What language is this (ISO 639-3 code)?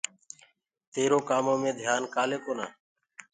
ggg